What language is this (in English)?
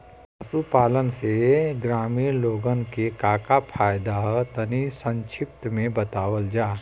Bhojpuri